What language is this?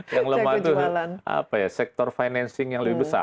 Indonesian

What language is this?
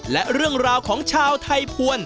Thai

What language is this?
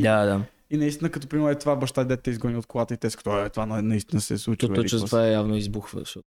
Bulgarian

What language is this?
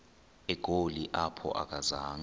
Xhosa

